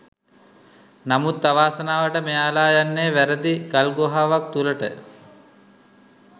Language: Sinhala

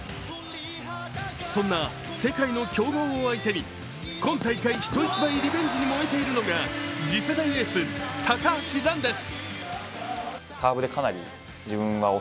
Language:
Japanese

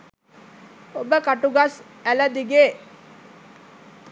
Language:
Sinhala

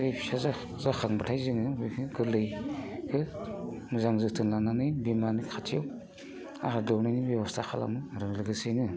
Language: Bodo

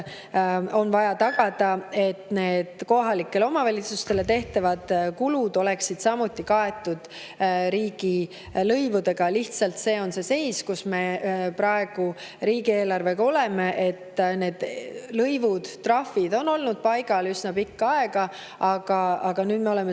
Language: Estonian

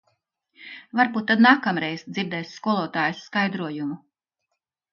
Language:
Latvian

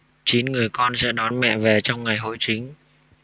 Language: Vietnamese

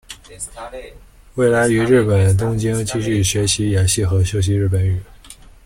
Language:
Chinese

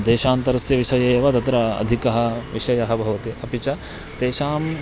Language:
Sanskrit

